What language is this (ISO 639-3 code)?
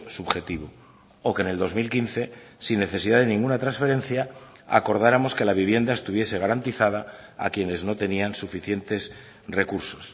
spa